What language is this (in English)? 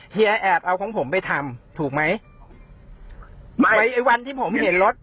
Thai